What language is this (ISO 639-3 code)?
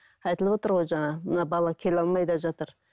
kaz